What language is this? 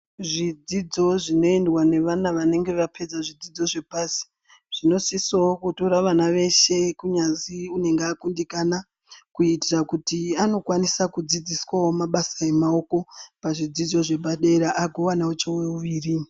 Ndau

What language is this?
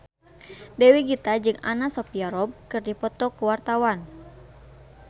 Sundanese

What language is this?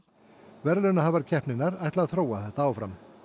Icelandic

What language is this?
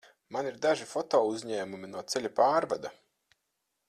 Latvian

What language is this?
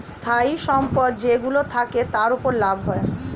Bangla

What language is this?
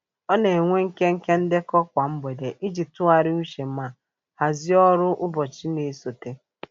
Igbo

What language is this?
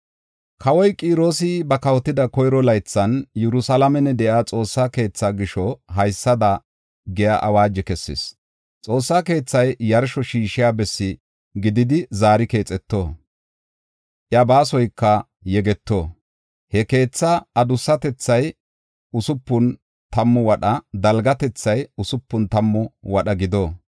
Gofa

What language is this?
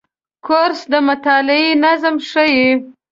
Pashto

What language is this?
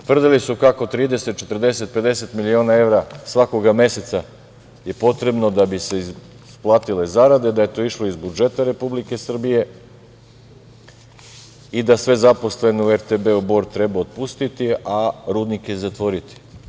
Serbian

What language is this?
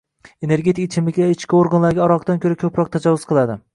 Uzbek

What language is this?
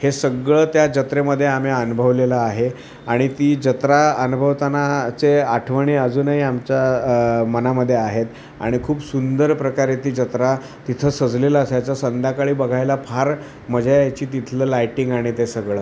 Marathi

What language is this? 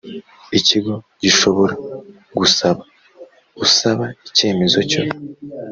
Kinyarwanda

